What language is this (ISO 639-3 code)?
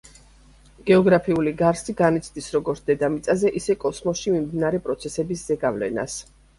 kat